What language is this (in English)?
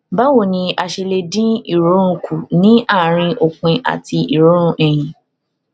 Yoruba